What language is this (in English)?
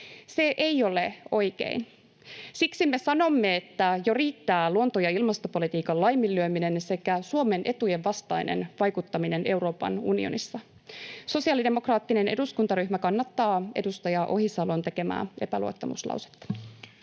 Finnish